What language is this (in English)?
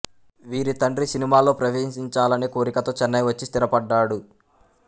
Telugu